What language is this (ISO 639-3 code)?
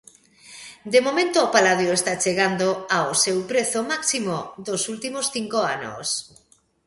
glg